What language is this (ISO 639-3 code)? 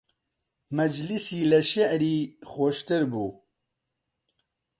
ckb